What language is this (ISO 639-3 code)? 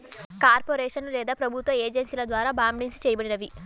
tel